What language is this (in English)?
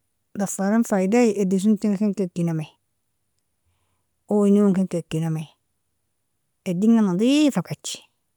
Nobiin